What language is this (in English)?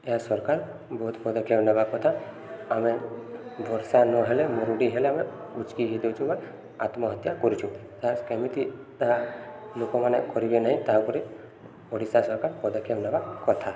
Odia